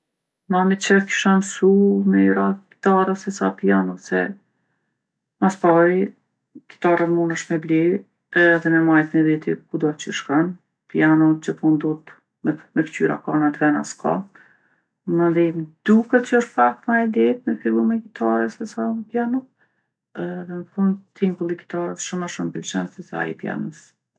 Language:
Gheg Albanian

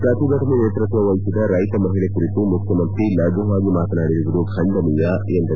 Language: Kannada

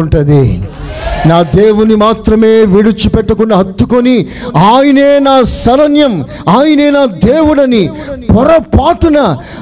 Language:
Telugu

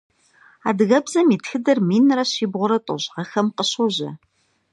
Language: Kabardian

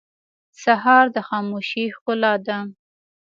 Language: Pashto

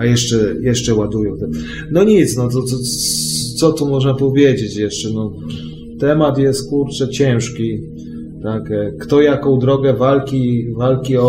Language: Polish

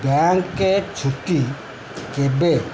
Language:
Odia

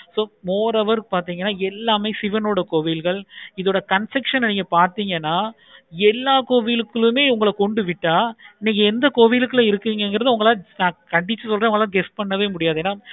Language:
Tamil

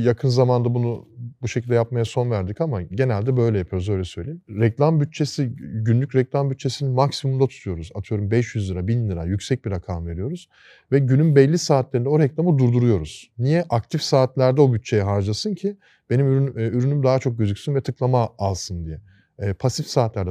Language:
Turkish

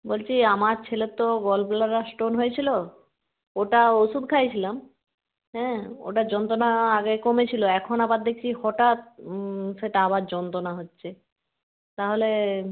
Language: Bangla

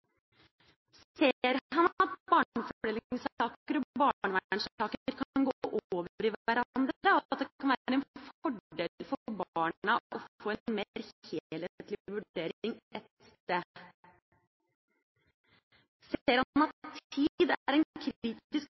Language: Norwegian Bokmål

